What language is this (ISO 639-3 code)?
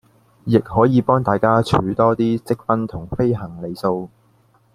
yue